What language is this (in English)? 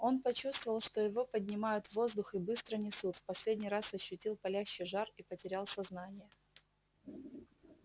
Russian